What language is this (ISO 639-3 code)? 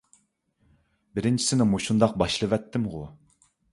uig